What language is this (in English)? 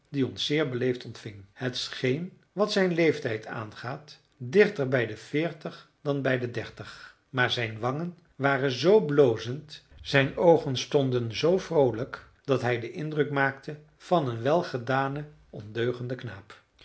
Dutch